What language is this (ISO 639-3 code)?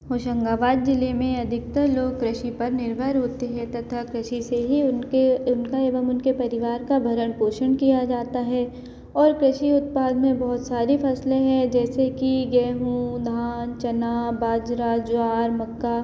hin